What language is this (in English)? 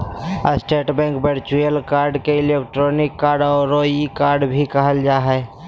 Magahi